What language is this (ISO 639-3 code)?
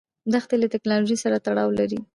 pus